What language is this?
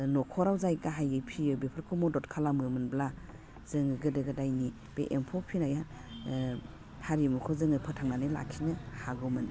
Bodo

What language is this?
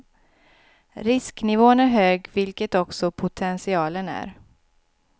Swedish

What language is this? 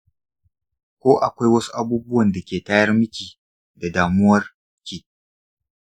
Hausa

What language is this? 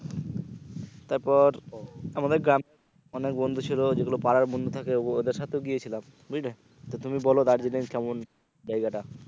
Bangla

